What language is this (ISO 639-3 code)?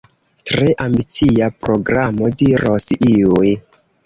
epo